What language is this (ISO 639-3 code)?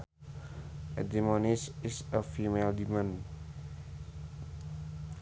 sun